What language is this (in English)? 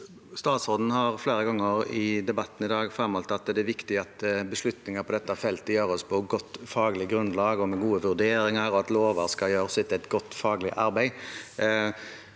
Norwegian